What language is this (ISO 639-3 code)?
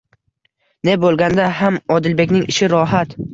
uzb